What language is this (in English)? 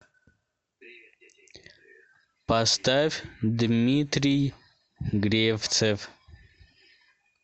Russian